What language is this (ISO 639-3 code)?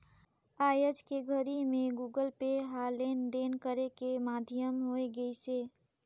hne